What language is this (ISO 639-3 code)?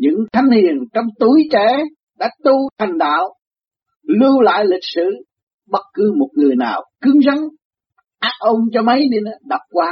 vie